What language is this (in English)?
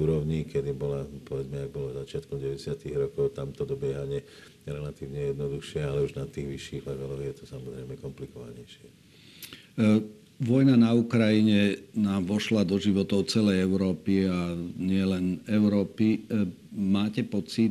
Slovak